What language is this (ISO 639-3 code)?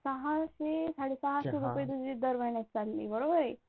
mar